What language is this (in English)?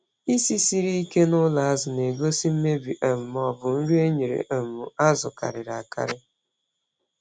Igbo